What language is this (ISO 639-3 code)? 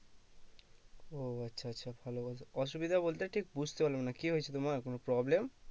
ben